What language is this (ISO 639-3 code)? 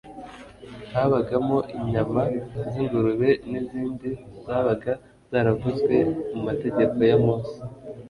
kin